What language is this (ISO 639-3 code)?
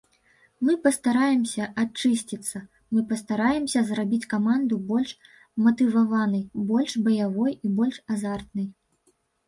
bel